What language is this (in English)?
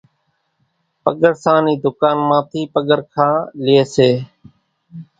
Kachi Koli